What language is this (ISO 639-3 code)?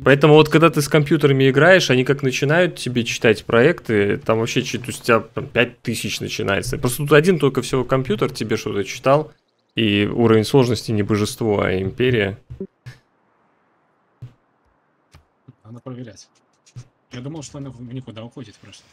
rus